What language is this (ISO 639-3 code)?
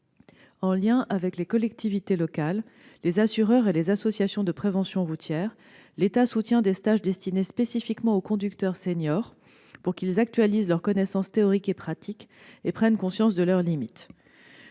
fra